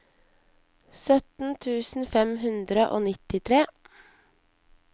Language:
Norwegian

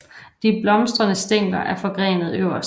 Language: Danish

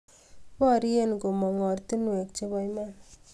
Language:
Kalenjin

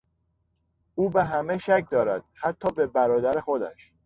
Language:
Persian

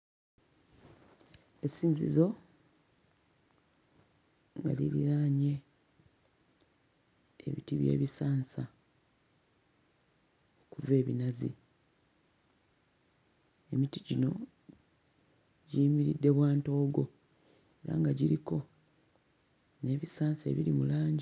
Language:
Ganda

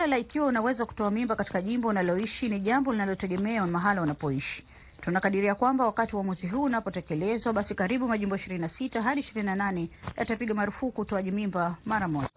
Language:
Swahili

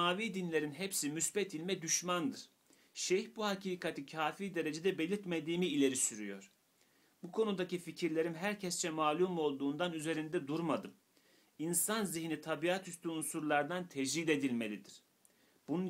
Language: Turkish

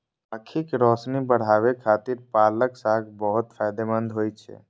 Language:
Maithili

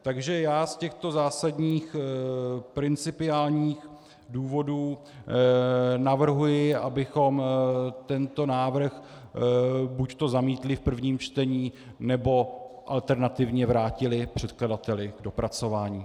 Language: Czech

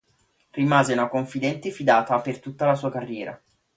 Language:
Italian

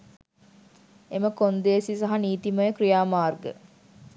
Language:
Sinhala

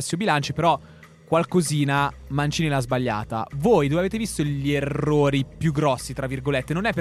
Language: Italian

